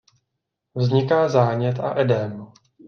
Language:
Czech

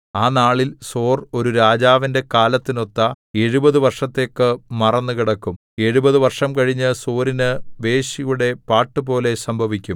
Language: Malayalam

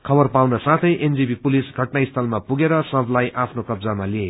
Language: Nepali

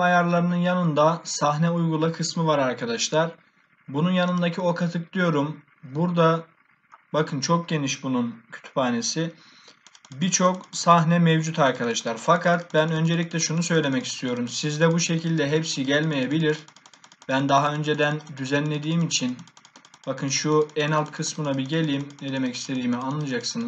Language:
Turkish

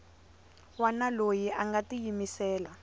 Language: Tsonga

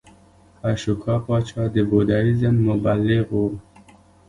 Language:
Pashto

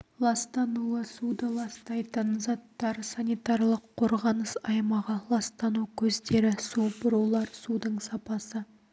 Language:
Kazakh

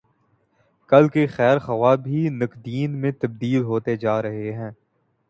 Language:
Urdu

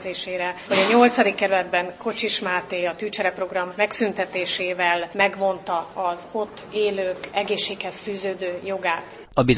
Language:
Hungarian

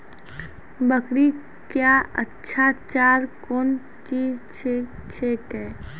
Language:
Maithili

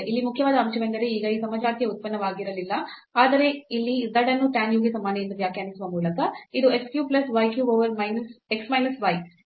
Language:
Kannada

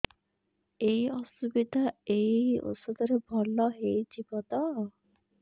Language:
Odia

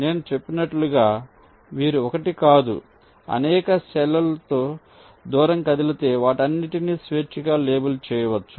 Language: Telugu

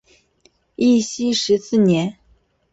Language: Chinese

